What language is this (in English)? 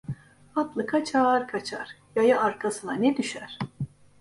Turkish